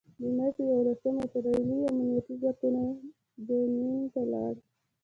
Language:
Pashto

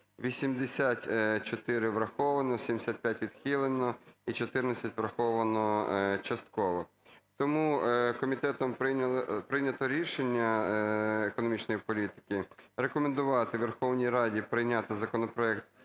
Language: Ukrainian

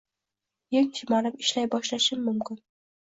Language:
Uzbek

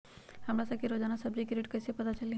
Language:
Magahi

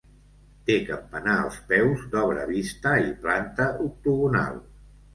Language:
Catalan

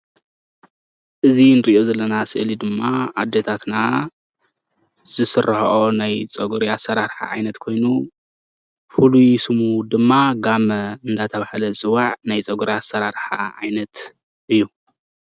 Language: Tigrinya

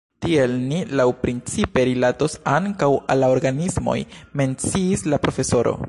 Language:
Esperanto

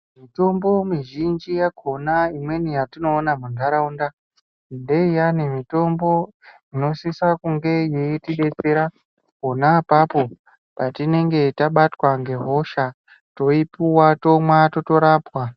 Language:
Ndau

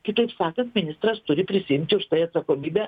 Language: Lithuanian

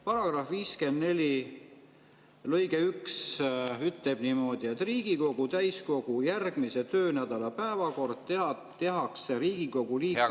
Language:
Estonian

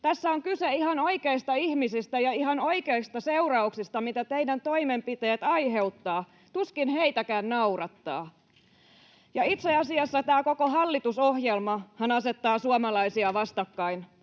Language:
Finnish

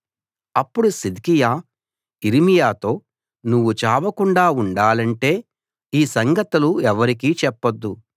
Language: Telugu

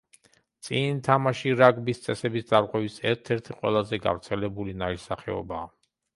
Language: Georgian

